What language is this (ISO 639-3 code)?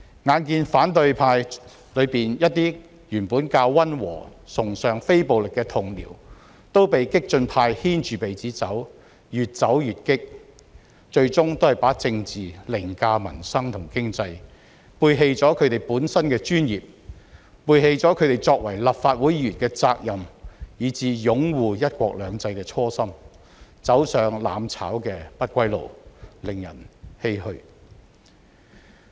yue